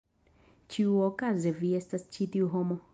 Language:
Esperanto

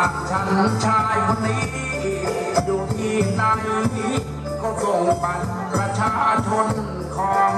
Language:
Thai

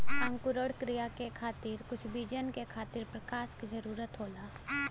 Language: Bhojpuri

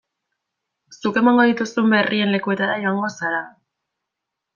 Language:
Basque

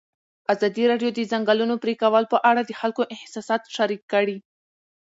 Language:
Pashto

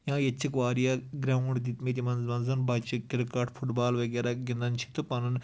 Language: Kashmiri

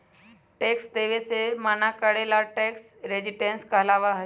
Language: Magahi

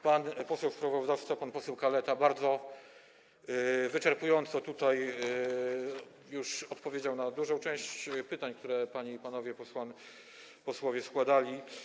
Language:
Polish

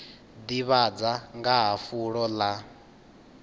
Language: Venda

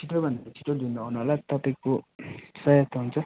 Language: Nepali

